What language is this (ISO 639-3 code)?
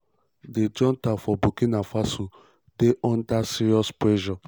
pcm